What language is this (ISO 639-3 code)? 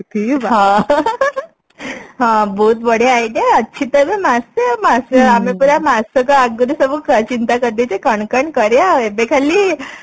ori